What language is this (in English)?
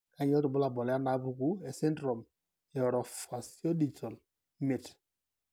Masai